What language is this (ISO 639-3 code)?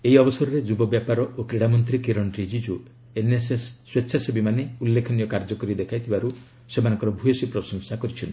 ori